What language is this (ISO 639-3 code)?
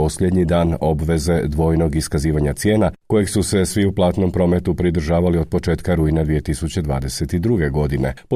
hrv